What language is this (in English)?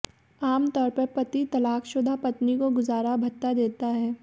Hindi